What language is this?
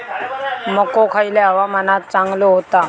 Marathi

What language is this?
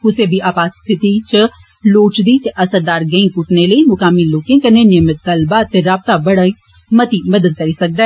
Dogri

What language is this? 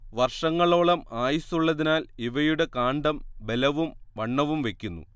Malayalam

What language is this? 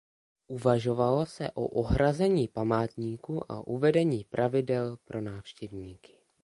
Czech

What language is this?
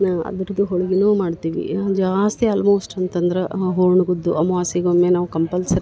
Kannada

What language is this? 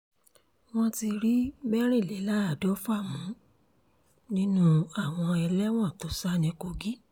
Yoruba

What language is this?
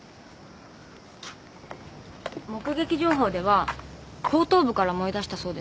Japanese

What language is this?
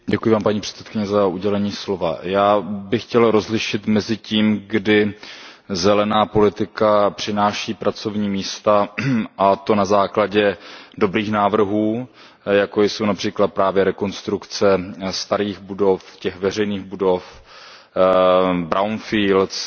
Czech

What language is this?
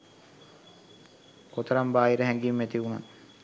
Sinhala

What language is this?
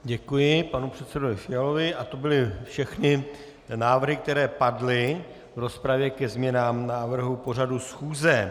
Czech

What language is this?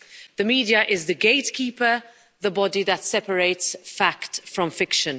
English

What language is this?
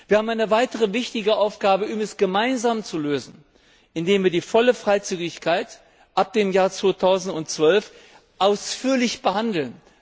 German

